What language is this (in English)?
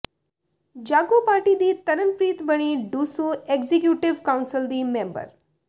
Punjabi